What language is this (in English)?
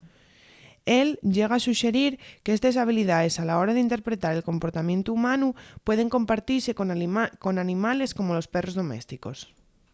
Asturian